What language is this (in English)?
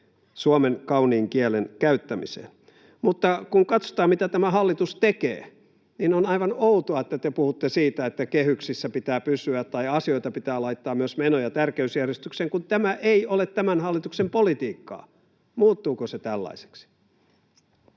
Finnish